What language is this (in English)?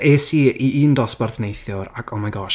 Welsh